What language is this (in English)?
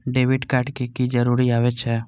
Maithili